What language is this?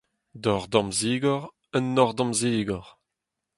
Breton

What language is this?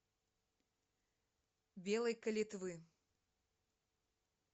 Russian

